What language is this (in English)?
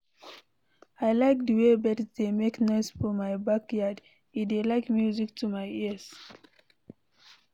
Nigerian Pidgin